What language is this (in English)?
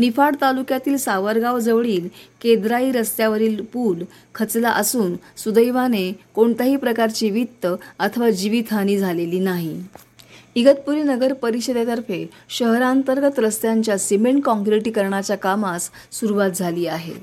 Marathi